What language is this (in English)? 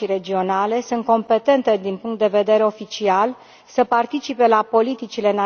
Romanian